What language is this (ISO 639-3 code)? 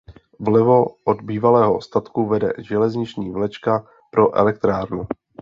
ces